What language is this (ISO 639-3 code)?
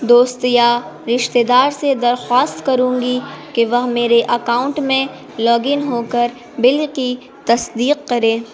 urd